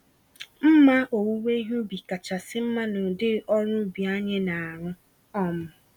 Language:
Igbo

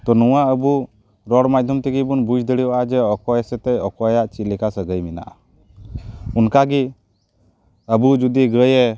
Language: Santali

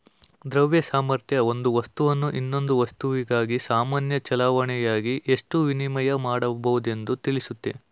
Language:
Kannada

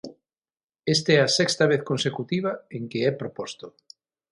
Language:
Galician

